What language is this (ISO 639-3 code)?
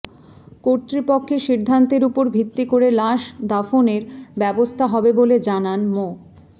ben